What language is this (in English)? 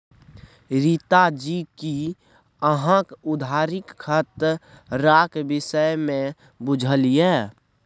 Maithili